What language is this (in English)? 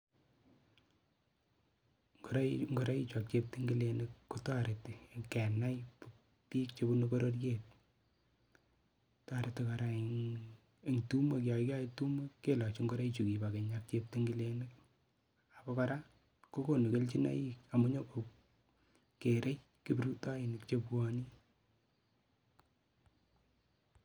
Kalenjin